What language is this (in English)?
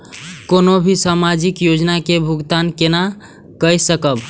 Maithili